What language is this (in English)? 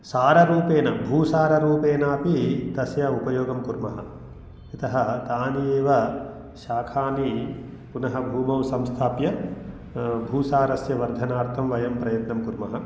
Sanskrit